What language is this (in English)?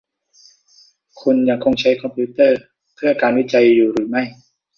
Thai